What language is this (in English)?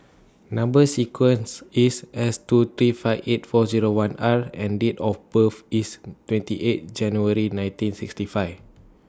English